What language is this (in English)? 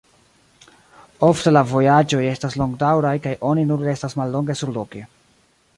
Esperanto